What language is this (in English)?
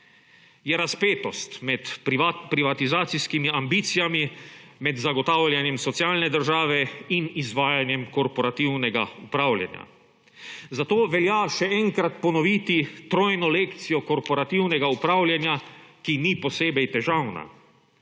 Slovenian